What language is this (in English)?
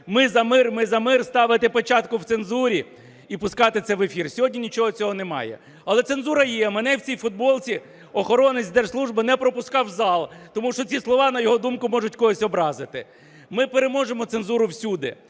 Ukrainian